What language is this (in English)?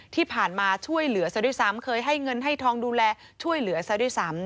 Thai